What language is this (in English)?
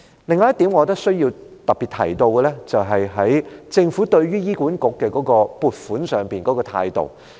Cantonese